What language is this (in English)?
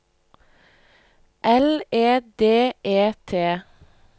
Norwegian